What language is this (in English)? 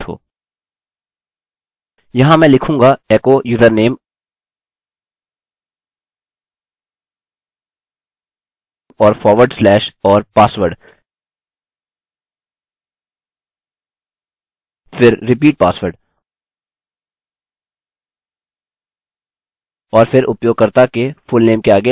Hindi